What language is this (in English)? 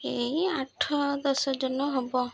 Odia